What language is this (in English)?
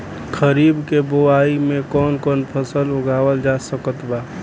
Bhojpuri